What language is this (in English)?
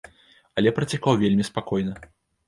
Belarusian